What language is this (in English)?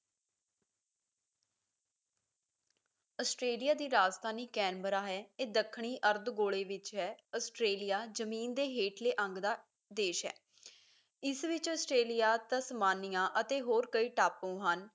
Punjabi